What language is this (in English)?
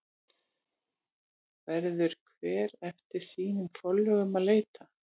Icelandic